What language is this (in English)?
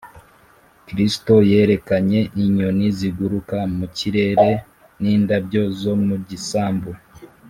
Kinyarwanda